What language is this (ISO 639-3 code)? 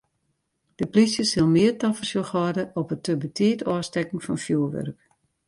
fry